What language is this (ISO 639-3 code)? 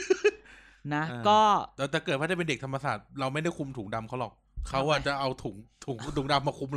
tha